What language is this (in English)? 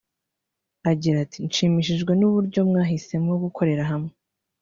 Kinyarwanda